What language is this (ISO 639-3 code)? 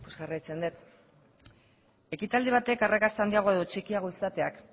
eus